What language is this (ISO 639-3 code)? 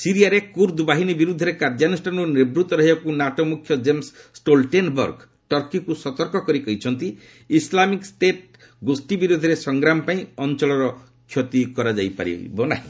ori